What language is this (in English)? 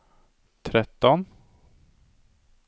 Swedish